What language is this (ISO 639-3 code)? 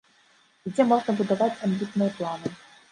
bel